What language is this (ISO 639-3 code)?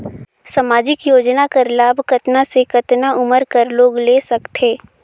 hne